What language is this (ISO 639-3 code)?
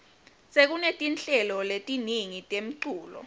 ssw